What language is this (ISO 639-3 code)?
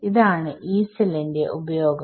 mal